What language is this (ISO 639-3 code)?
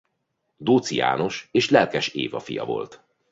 hun